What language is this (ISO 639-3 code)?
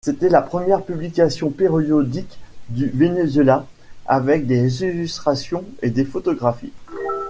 fra